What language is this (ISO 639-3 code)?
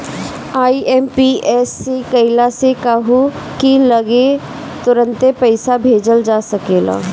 bho